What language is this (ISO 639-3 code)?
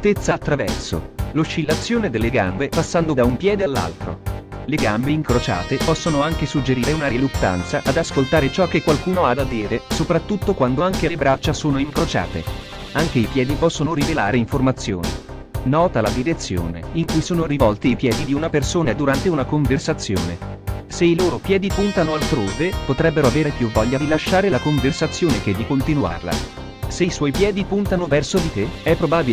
ita